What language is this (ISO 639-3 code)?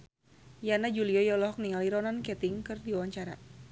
sun